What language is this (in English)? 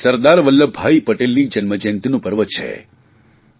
Gujarati